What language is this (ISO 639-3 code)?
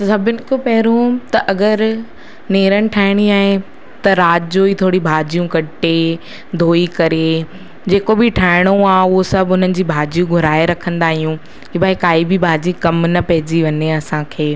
snd